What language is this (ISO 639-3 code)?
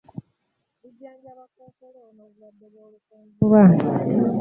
lug